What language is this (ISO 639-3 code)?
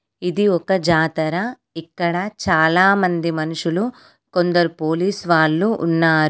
tel